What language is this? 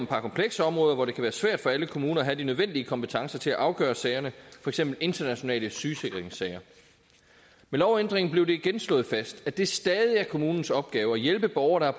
Danish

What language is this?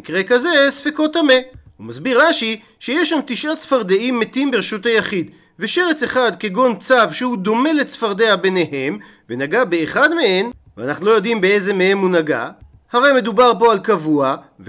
Hebrew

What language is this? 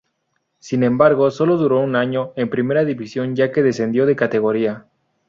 Spanish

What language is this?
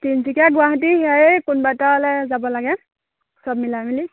Assamese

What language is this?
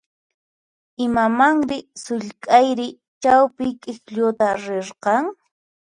Puno Quechua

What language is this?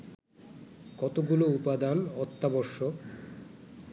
Bangla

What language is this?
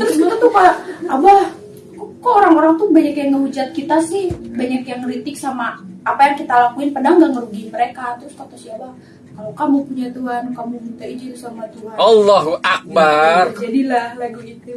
Indonesian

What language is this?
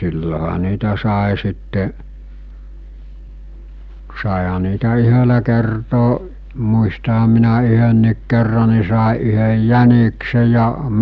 Finnish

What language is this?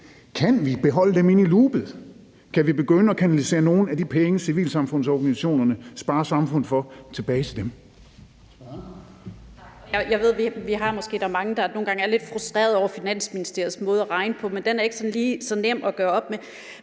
Danish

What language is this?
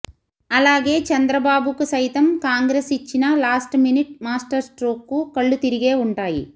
Telugu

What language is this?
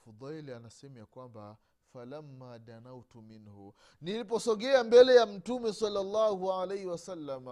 Swahili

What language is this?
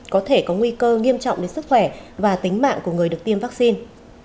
Vietnamese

